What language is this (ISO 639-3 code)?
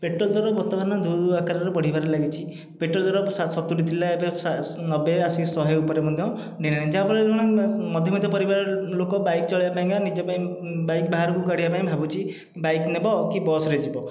ori